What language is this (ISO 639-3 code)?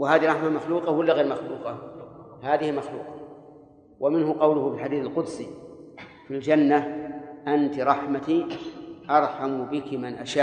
ara